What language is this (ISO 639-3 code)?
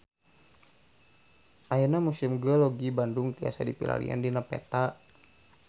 sun